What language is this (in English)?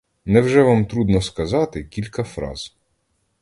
Ukrainian